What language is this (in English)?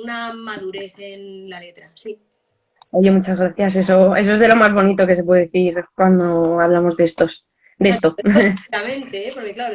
Spanish